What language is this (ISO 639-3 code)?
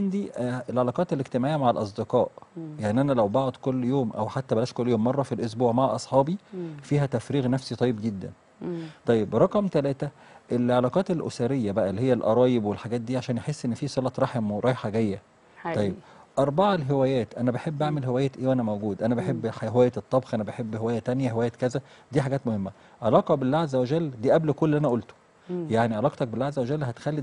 ara